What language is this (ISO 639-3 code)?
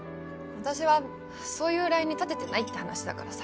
jpn